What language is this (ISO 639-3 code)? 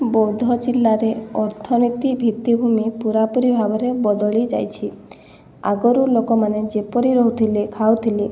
ori